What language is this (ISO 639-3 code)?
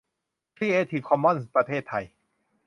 tha